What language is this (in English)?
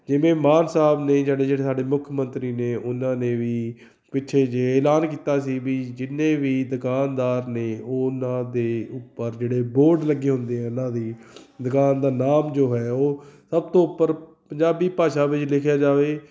Punjabi